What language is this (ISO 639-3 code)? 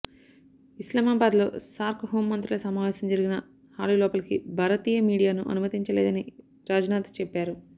tel